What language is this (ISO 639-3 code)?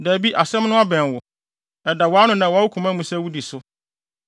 aka